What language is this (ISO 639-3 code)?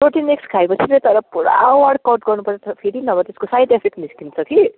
nep